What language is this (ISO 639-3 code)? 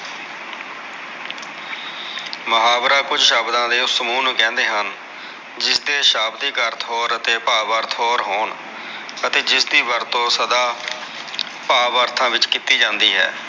pan